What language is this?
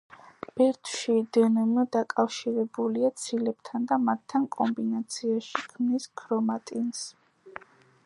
Georgian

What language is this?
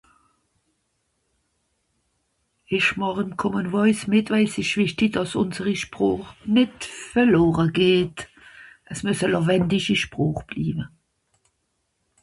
Swiss German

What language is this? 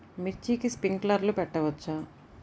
Telugu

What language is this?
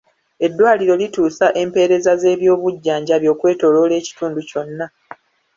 Ganda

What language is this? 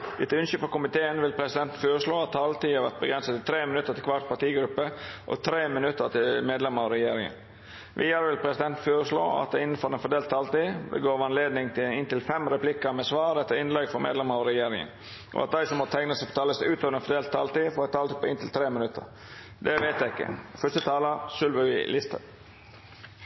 Norwegian Nynorsk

